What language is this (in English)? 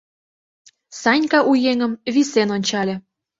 Mari